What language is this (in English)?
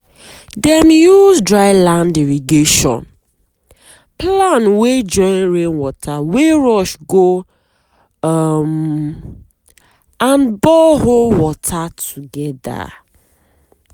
Nigerian Pidgin